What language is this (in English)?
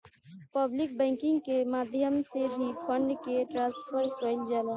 Bhojpuri